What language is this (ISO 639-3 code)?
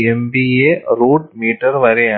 mal